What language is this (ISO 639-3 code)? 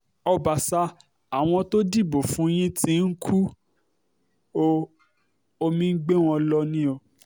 yor